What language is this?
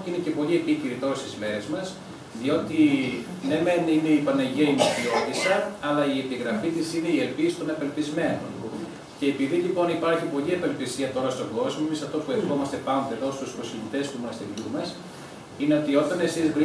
Greek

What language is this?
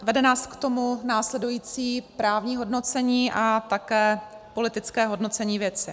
Czech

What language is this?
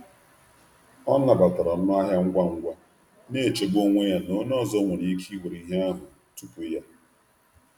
Igbo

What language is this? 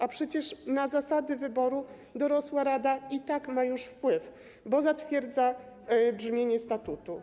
Polish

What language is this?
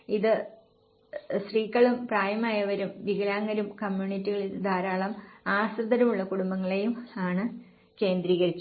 Malayalam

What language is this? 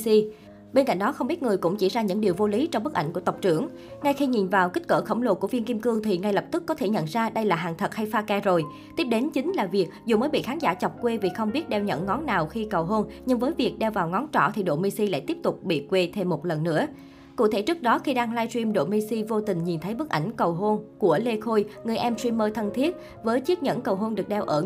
Vietnamese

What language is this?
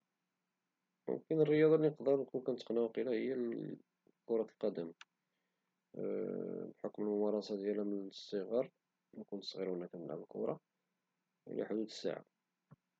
Moroccan Arabic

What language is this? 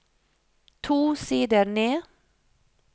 Norwegian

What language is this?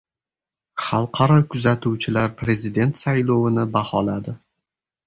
Uzbek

